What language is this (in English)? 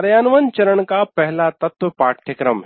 Hindi